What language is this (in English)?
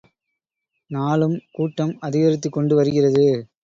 Tamil